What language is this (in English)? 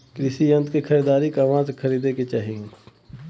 Bhojpuri